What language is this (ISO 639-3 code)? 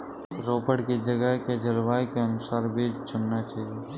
hin